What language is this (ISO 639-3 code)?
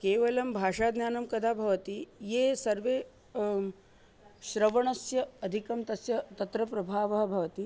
san